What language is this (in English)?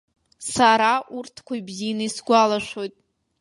Abkhazian